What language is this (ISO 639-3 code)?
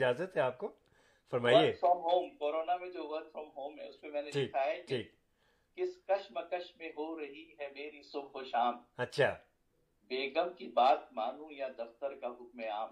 urd